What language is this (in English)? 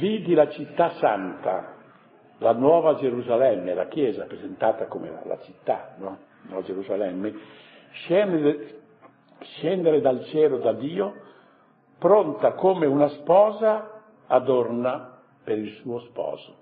Italian